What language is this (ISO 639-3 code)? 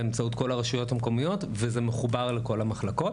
heb